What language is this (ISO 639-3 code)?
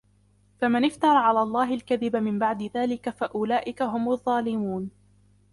ara